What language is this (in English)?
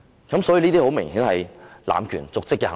Cantonese